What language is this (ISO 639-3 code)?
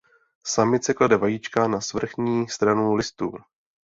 ces